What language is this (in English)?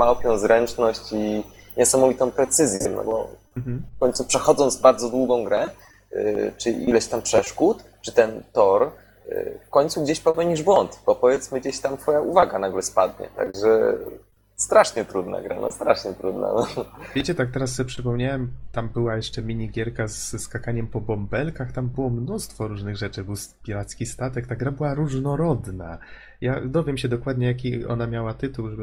Polish